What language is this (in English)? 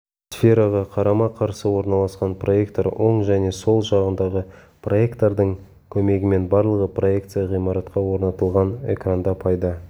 Kazakh